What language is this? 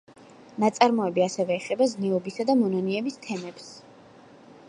Georgian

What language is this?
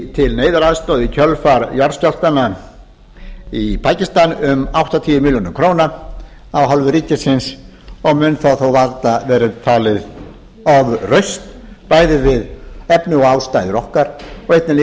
Icelandic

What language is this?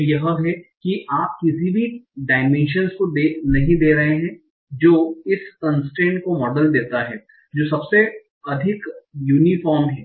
Hindi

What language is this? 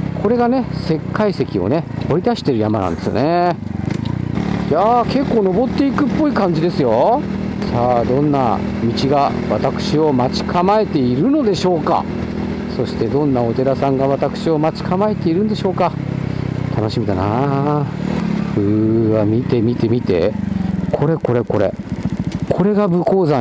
Japanese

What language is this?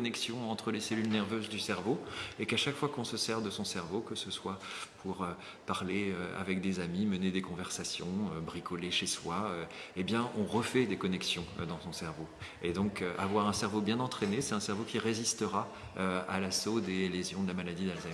French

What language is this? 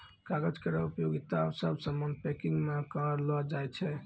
Maithili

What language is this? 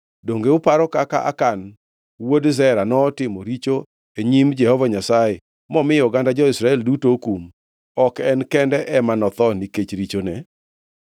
Luo (Kenya and Tanzania)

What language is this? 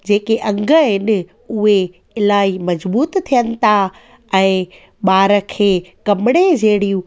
Sindhi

